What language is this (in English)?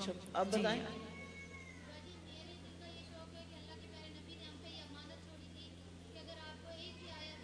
Urdu